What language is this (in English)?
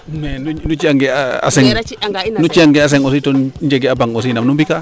Serer